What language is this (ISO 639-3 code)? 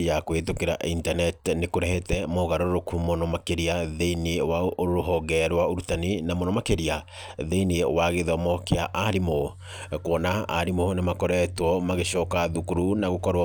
kik